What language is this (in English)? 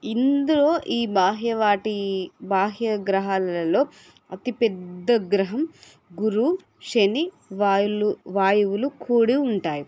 Telugu